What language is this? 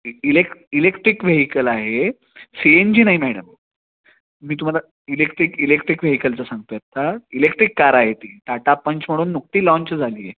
Marathi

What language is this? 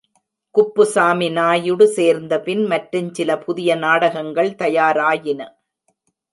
Tamil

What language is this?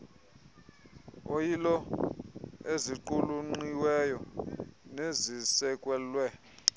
Xhosa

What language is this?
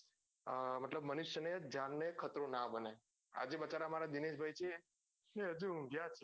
Gujarati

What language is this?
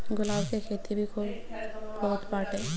Bhojpuri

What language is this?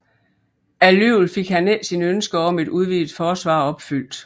Danish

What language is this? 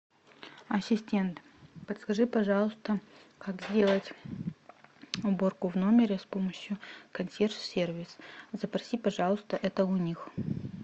Russian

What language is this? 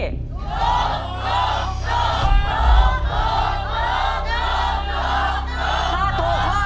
Thai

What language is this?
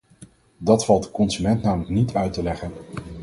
Dutch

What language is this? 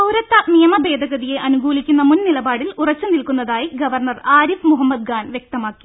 Malayalam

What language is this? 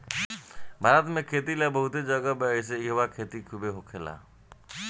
Bhojpuri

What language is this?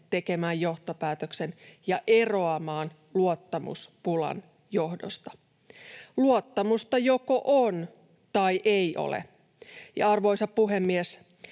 Finnish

